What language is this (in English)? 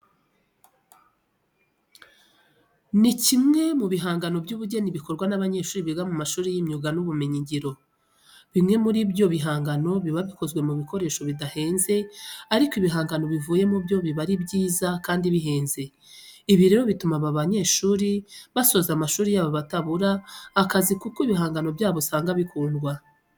Kinyarwanda